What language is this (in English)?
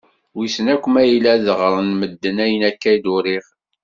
Kabyle